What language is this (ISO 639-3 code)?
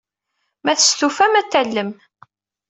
kab